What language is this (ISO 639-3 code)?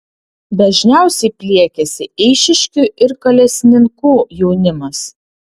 lit